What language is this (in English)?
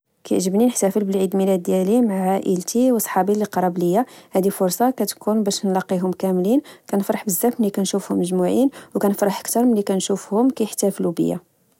Moroccan Arabic